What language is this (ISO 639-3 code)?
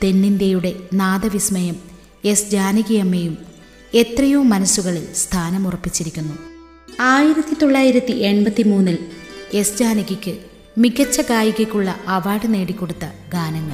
mal